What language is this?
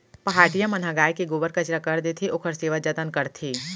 Chhattisgarhi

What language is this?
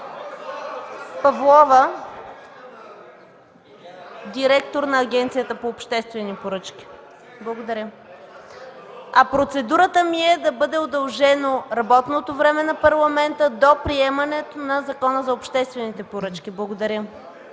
Bulgarian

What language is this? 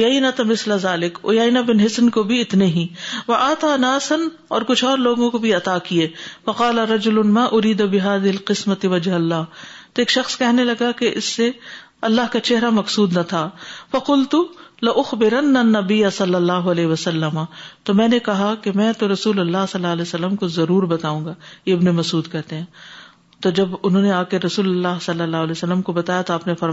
Urdu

